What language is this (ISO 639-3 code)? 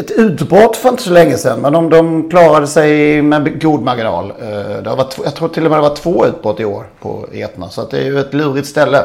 swe